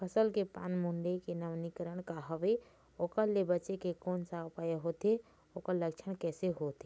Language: Chhattisgarhi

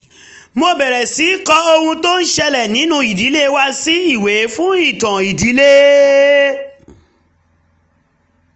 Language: Yoruba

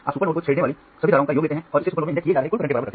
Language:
Hindi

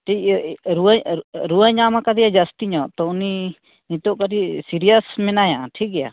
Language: Santali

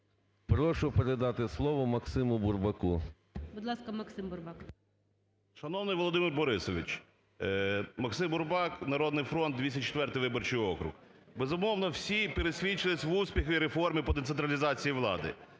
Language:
Ukrainian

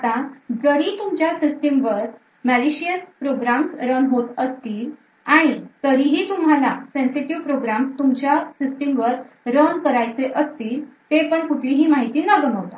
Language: Marathi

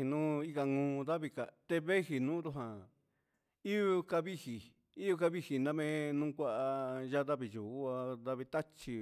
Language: Huitepec Mixtec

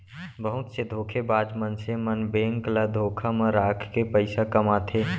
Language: Chhattisgarhi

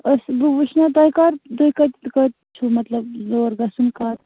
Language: Kashmiri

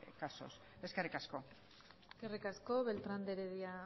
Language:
Basque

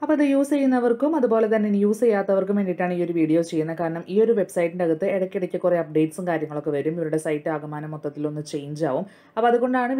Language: English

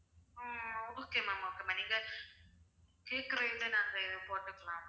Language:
Tamil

